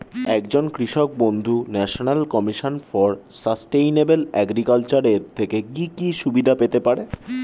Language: Bangla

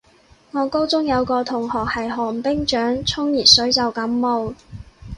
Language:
Cantonese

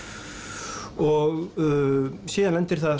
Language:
Icelandic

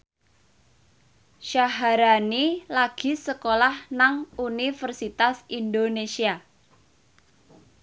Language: Javanese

